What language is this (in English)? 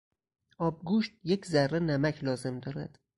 Persian